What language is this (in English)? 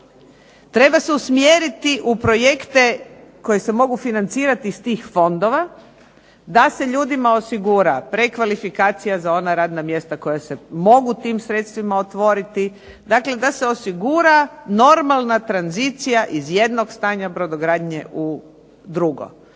Croatian